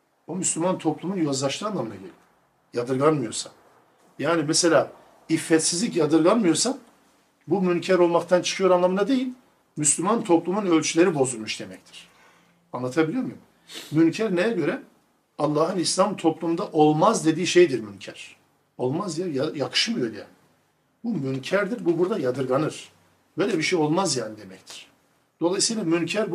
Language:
Turkish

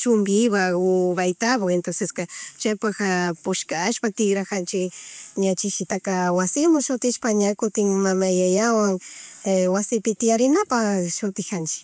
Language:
Chimborazo Highland Quichua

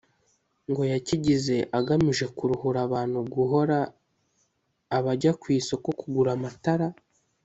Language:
Kinyarwanda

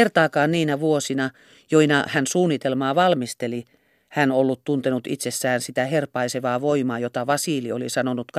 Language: Finnish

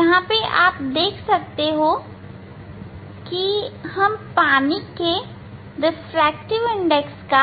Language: Hindi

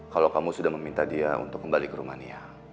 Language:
Indonesian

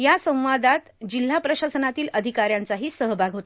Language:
Marathi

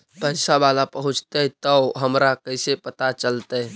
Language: Magahi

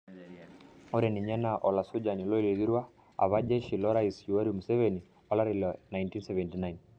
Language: Masai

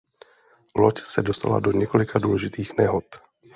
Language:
Czech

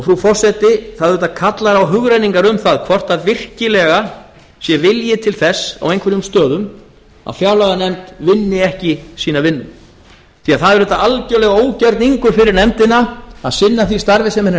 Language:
Icelandic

